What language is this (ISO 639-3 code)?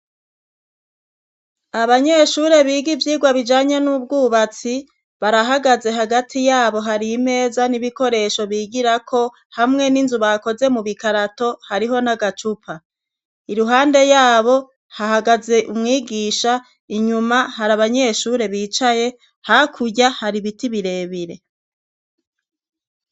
run